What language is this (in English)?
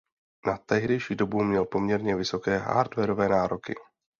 Czech